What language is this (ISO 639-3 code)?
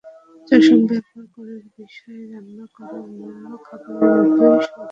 ben